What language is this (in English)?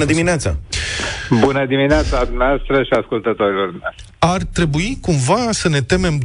Romanian